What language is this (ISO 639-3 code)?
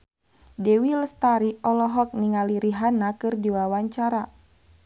sun